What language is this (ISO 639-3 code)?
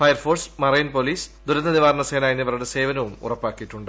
mal